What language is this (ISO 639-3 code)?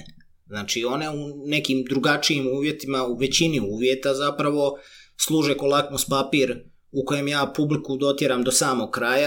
hrv